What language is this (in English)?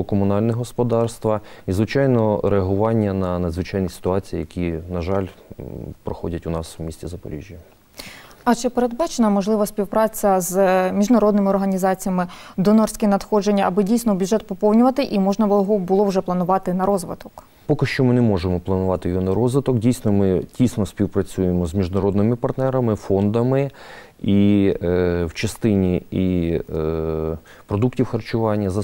Ukrainian